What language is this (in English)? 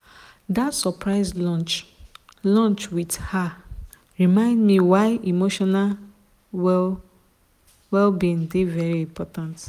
Nigerian Pidgin